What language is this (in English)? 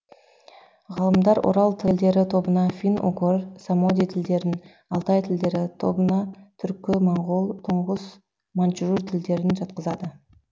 Kazakh